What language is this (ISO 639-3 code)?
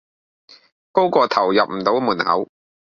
yue